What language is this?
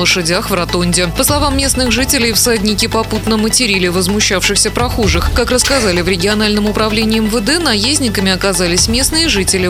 Russian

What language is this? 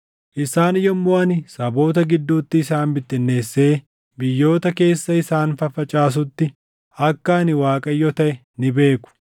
Oromo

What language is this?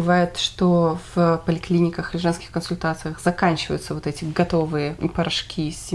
Russian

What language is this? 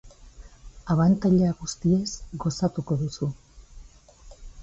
Basque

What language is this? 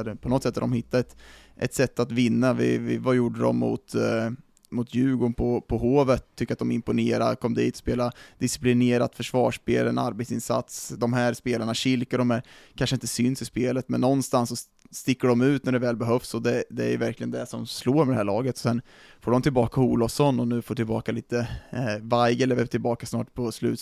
Swedish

